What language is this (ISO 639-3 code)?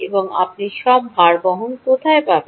ben